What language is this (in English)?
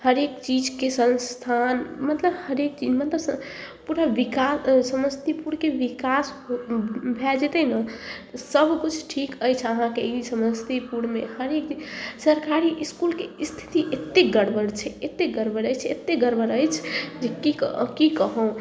Maithili